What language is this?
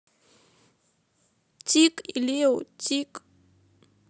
Russian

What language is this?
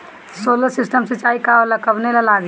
Bhojpuri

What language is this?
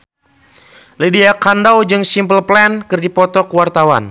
Sundanese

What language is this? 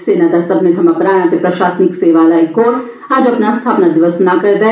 Dogri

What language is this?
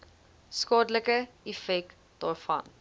Afrikaans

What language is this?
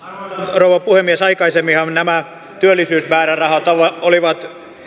Finnish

